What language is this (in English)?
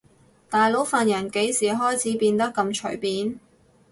Cantonese